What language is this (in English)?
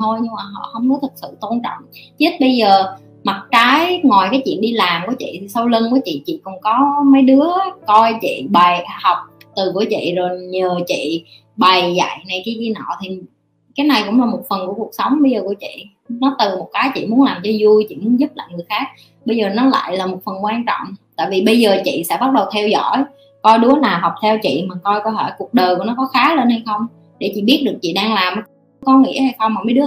Vietnamese